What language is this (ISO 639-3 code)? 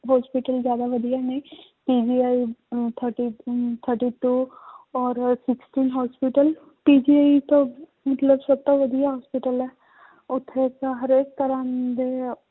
pan